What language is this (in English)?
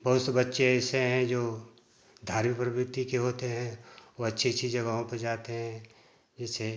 Hindi